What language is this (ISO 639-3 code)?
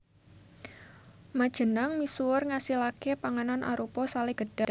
jav